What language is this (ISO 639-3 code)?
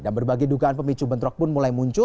ind